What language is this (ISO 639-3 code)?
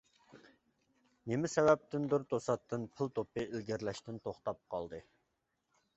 uig